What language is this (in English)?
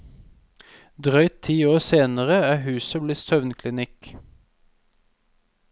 Norwegian